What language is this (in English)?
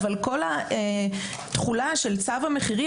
Hebrew